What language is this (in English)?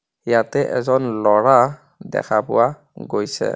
Assamese